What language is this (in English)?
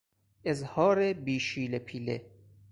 Persian